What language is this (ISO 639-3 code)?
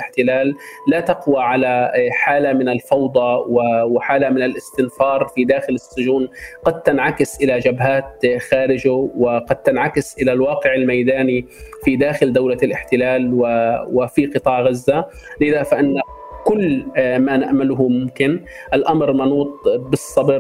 ara